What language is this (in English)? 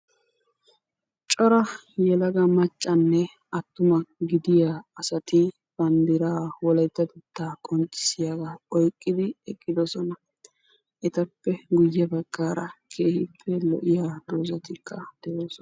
Wolaytta